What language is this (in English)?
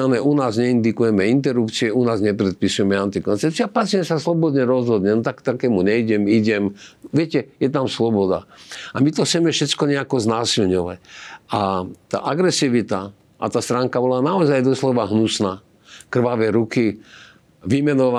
Slovak